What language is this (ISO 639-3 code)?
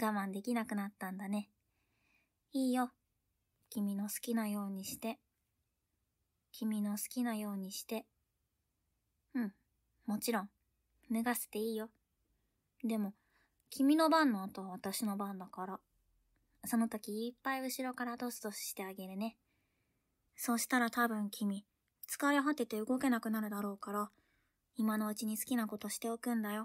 jpn